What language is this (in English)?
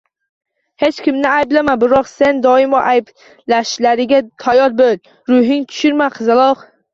Uzbek